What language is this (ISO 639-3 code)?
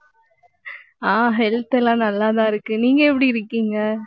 tam